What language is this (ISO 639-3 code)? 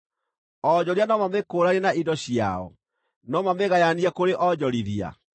kik